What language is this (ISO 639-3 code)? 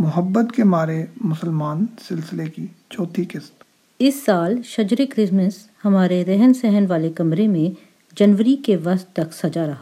urd